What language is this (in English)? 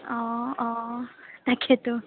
Assamese